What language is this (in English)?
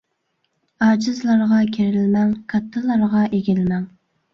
Uyghur